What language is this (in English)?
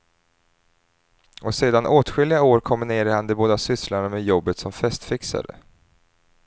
Swedish